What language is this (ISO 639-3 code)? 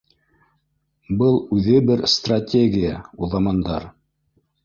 bak